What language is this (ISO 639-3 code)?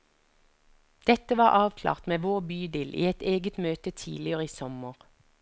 nor